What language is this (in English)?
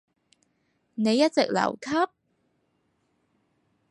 Cantonese